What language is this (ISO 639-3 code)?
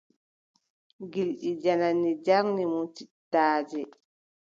fub